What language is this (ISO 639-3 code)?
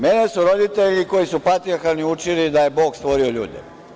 srp